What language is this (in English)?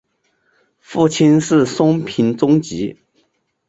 Chinese